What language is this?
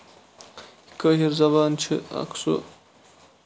Kashmiri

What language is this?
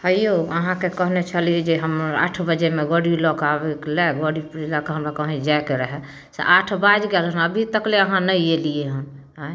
Maithili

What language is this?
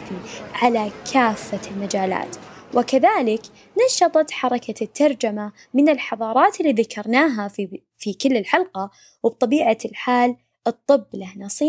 Arabic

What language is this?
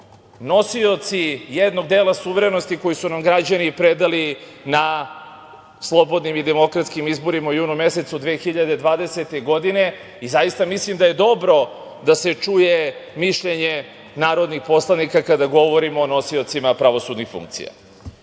Serbian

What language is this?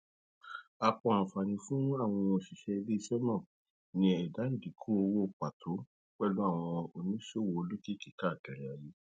Yoruba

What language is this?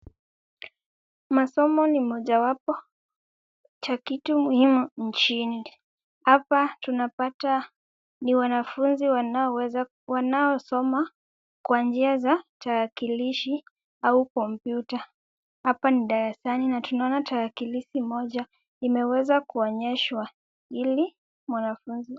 Swahili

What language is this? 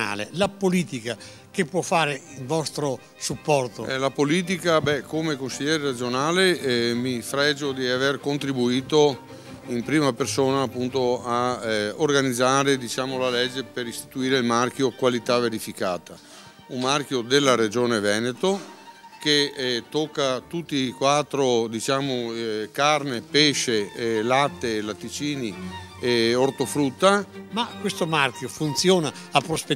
Italian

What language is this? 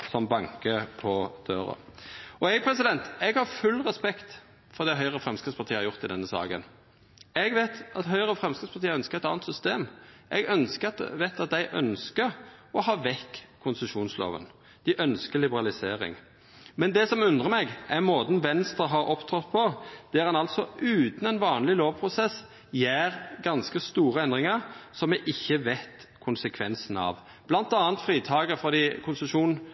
Norwegian Nynorsk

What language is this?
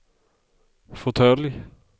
Swedish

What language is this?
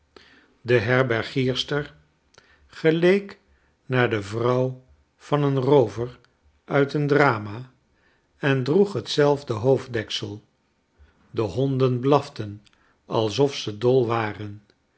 Dutch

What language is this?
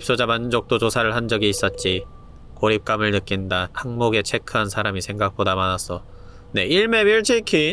Korean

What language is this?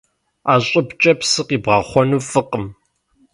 Kabardian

